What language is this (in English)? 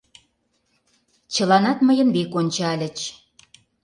Mari